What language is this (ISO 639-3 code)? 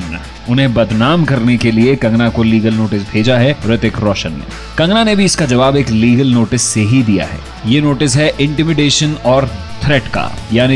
hin